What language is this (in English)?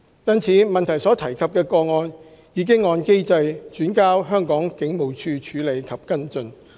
Cantonese